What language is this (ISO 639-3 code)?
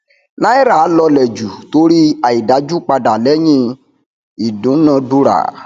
yor